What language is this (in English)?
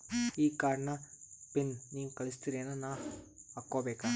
Kannada